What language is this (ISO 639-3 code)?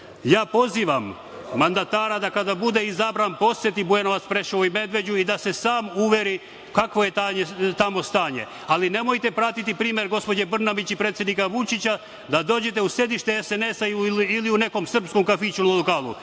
srp